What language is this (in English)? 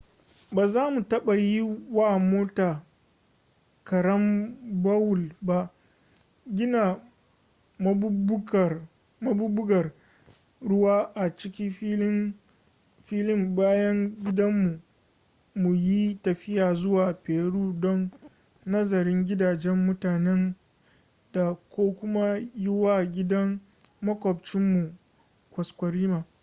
Hausa